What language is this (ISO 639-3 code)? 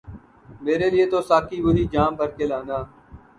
urd